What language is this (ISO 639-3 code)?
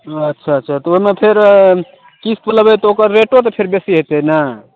mai